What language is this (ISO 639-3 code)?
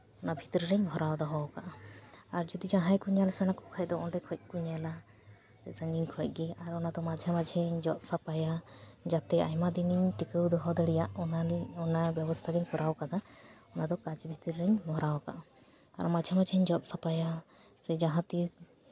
sat